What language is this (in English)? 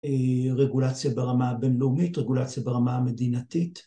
Hebrew